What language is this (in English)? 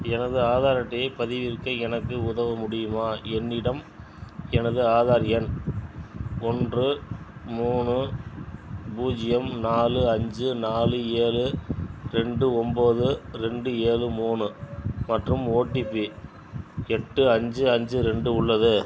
Tamil